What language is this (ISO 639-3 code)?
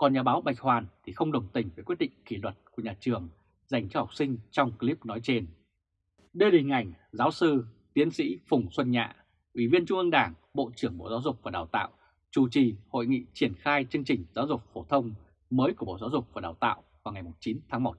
vie